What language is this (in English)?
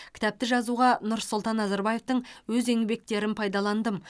Kazakh